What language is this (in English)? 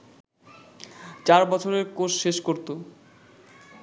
Bangla